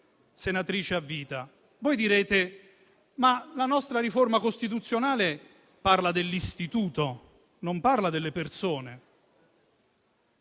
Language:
Italian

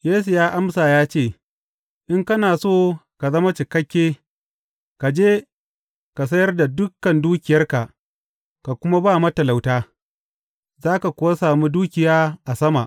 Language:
Hausa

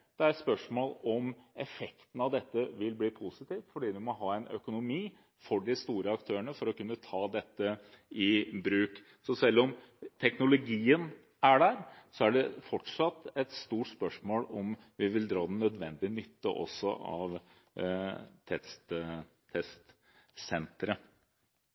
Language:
Norwegian Bokmål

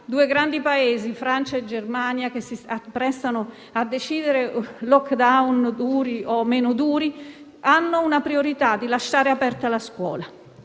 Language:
Italian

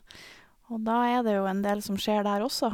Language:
Norwegian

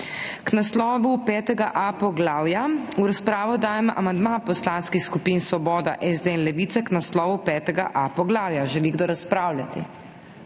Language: Slovenian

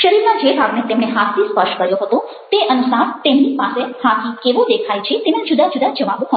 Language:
Gujarati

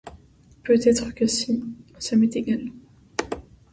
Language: French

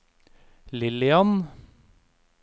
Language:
Norwegian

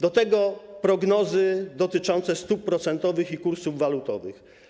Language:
Polish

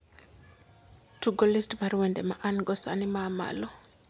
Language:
Luo (Kenya and Tanzania)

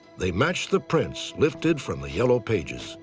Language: English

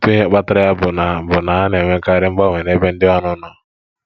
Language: Igbo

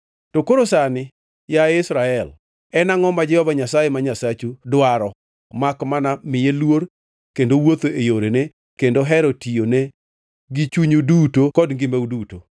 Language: Luo (Kenya and Tanzania)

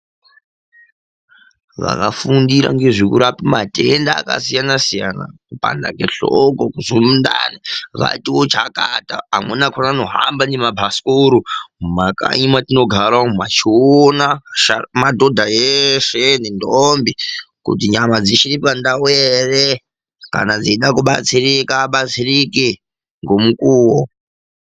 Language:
Ndau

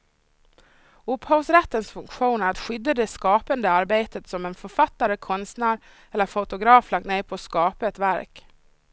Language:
Swedish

